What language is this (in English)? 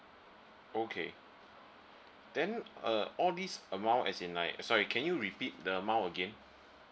English